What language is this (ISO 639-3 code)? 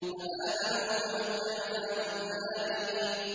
ara